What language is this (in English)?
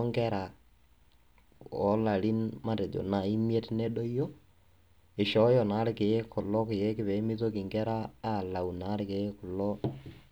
Masai